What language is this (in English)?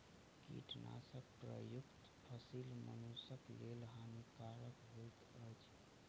Maithili